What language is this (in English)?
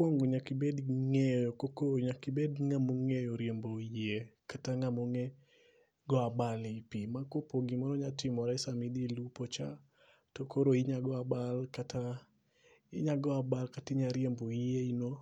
Luo (Kenya and Tanzania)